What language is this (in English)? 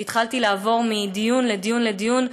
Hebrew